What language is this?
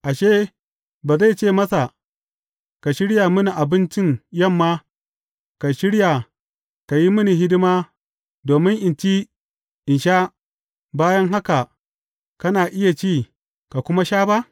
Hausa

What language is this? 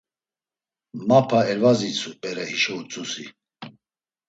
Laz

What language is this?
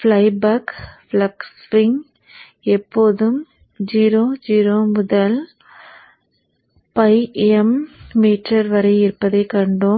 Tamil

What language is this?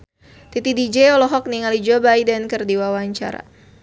Sundanese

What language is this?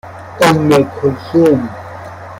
Persian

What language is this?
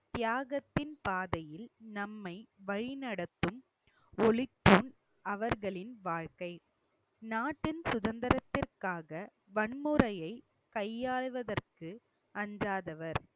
Tamil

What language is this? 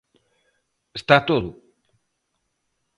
Galician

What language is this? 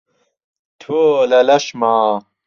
Central Kurdish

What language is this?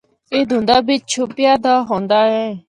Northern Hindko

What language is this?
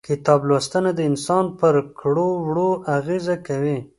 Pashto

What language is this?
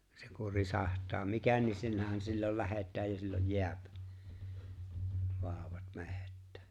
Finnish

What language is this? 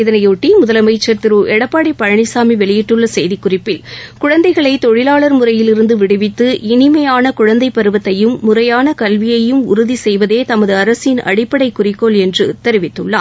Tamil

